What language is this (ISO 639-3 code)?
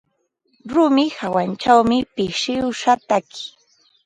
qva